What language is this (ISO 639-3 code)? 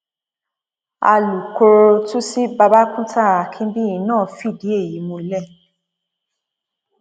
yor